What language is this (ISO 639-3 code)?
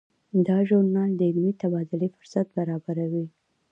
pus